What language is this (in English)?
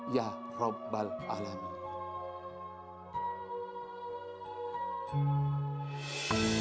Indonesian